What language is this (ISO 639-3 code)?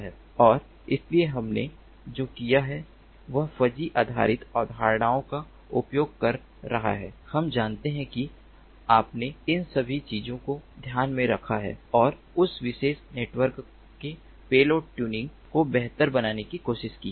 hin